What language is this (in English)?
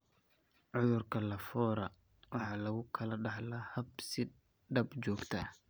Somali